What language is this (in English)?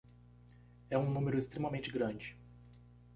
Portuguese